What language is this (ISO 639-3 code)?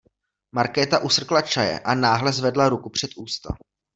ces